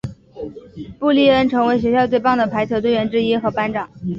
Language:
Chinese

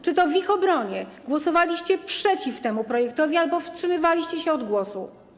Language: Polish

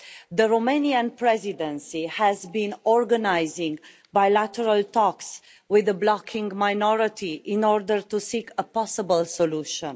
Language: English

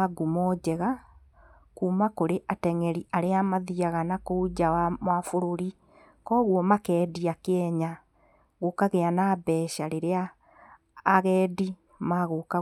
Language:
Kikuyu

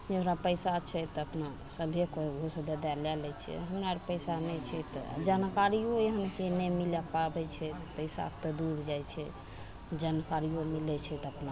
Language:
Maithili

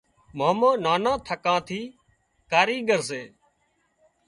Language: Wadiyara Koli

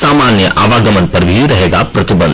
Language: Hindi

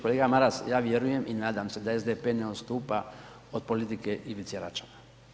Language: Croatian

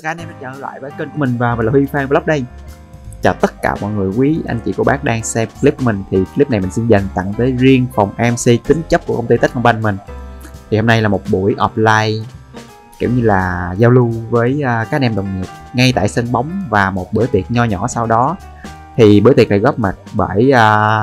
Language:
Vietnamese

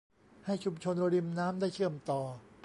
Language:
Thai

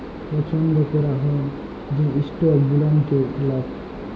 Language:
Bangla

